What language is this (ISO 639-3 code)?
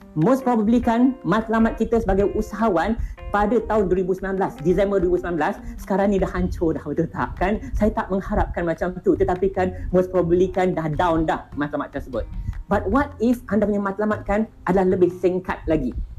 msa